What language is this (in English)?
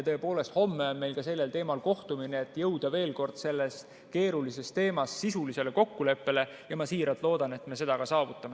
Estonian